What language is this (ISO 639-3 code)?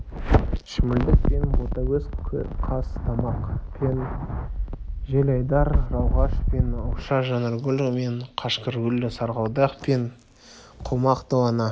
kaz